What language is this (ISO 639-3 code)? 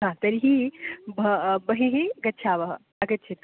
san